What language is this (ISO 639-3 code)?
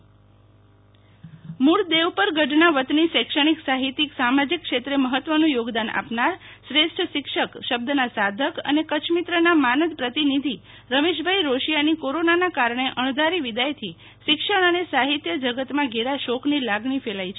guj